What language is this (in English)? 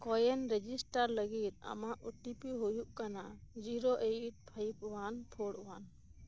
Santali